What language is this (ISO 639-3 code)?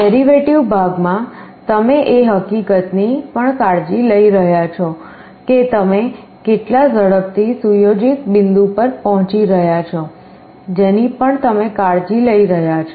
guj